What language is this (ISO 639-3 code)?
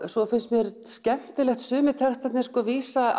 isl